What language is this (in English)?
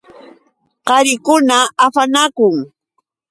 Yauyos Quechua